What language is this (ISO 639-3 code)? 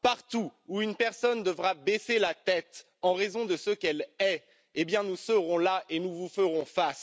fra